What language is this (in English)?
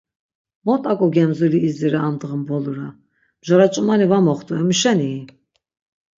Laz